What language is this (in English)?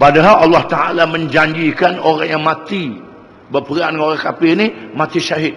Malay